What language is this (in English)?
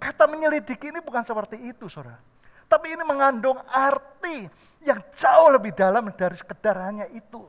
Indonesian